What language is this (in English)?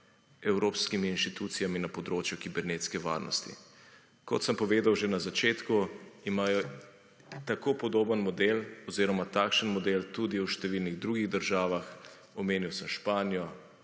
Slovenian